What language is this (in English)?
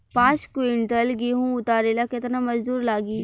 Bhojpuri